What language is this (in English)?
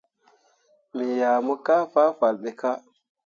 Mundang